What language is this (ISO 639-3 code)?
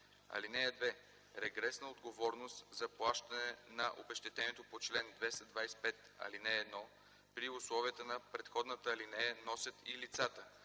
bul